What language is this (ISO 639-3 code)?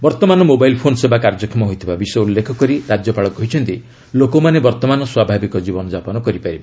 ori